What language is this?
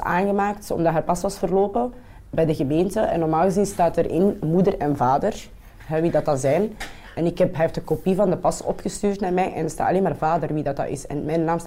Dutch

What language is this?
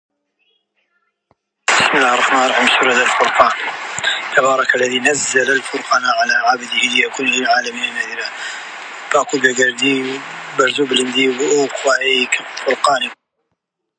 Central Kurdish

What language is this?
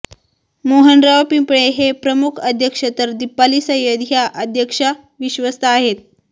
Marathi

